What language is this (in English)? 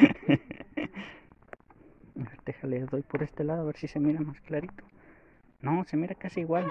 Spanish